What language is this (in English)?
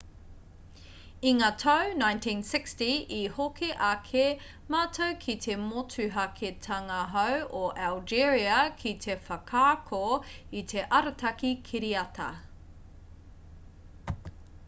Māori